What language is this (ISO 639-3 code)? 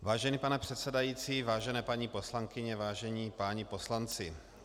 ces